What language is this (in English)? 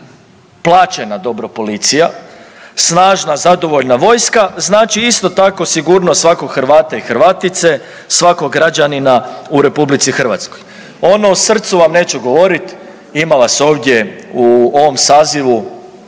Croatian